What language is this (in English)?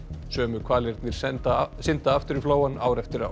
Icelandic